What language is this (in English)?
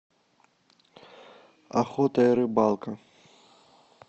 Russian